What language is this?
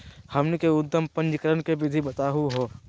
Magahi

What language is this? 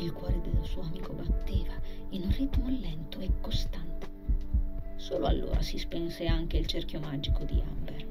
Italian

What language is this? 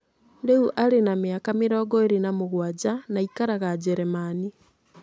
Kikuyu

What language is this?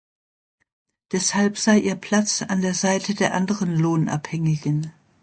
German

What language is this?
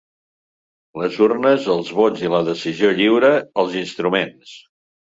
Catalan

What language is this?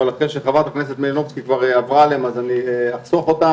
Hebrew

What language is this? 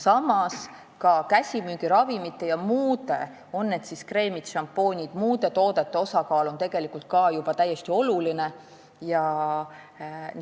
Estonian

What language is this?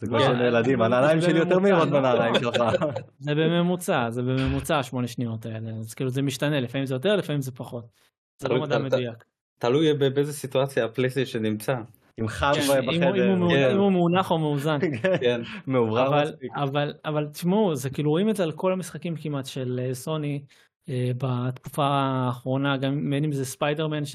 Hebrew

